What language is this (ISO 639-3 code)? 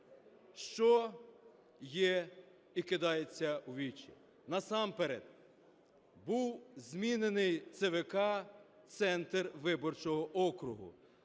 ukr